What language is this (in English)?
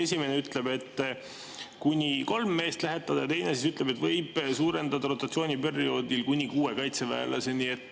Estonian